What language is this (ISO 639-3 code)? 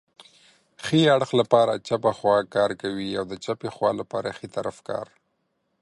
pus